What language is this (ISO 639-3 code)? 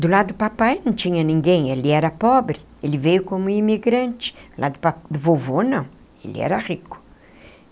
por